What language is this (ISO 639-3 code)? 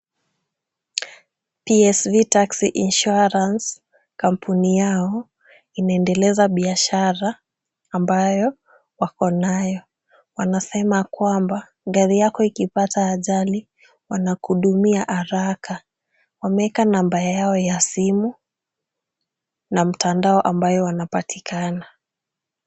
swa